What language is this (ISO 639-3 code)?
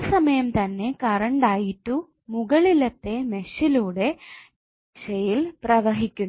mal